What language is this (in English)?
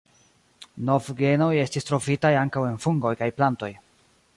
Esperanto